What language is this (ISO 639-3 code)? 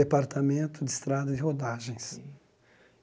por